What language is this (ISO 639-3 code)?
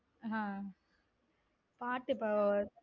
tam